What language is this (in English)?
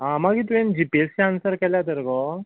Konkani